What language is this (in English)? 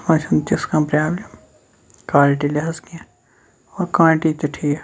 Kashmiri